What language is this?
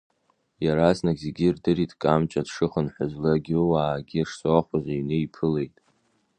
Abkhazian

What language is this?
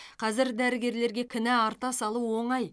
Kazakh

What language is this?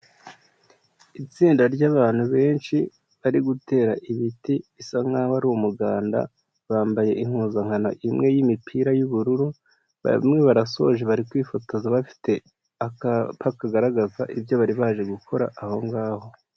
Kinyarwanda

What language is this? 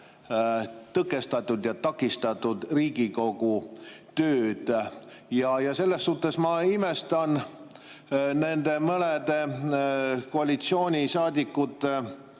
Estonian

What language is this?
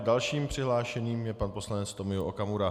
Czech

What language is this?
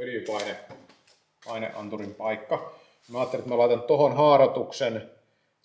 Finnish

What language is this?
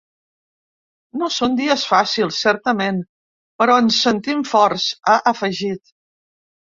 Catalan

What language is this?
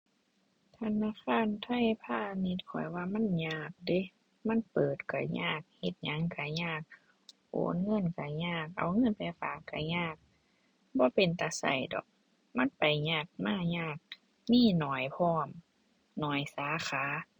Thai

